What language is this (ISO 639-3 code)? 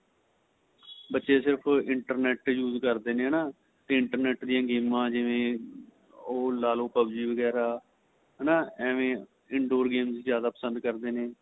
pan